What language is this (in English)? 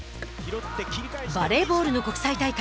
Japanese